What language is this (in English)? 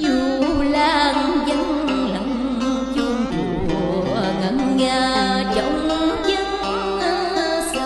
Vietnamese